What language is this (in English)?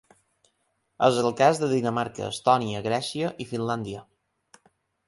Catalan